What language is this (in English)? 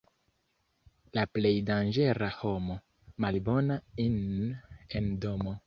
Esperanto